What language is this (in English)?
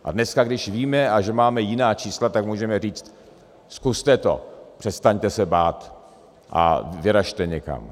Czech